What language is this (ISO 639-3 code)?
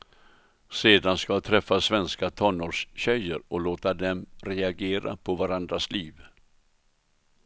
swe